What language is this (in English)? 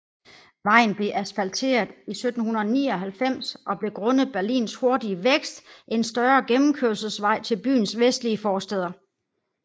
Danish